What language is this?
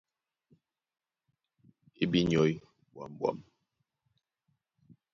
Duala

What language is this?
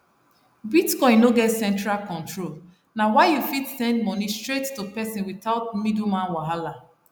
Nigerian Pidgin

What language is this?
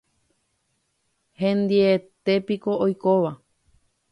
Guarani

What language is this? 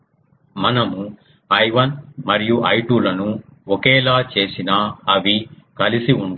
Telugu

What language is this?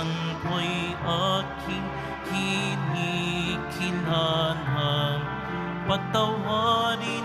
Filipino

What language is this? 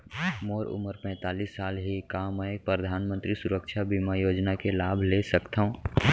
Chhattisgarhi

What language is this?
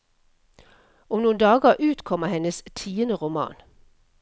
Norwegian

